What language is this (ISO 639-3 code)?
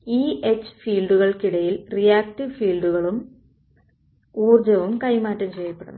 mal